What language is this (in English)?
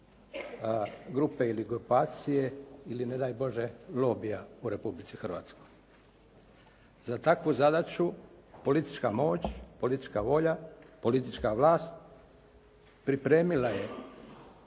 Croatian